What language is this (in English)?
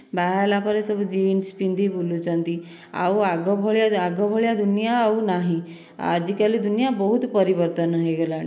Odia